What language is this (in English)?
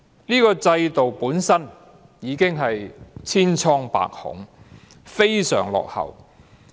Cantonese